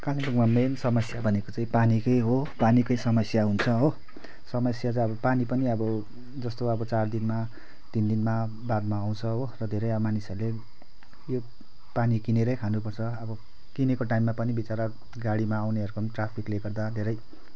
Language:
Nepali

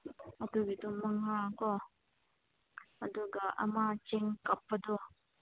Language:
Manipuri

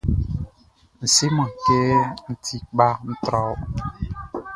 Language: Baoulé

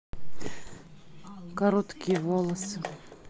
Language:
Russian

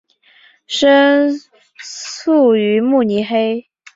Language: Chinese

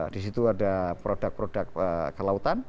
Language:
Indonesian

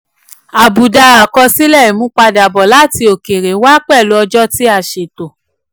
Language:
Yoruba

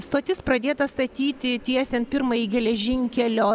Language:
Lithuanian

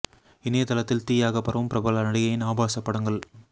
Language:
Tamil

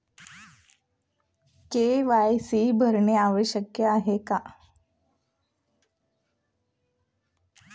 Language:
Marathi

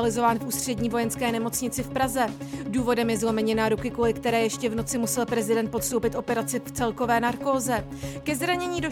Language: Czech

